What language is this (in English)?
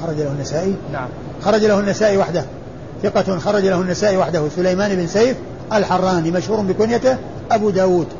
Arabic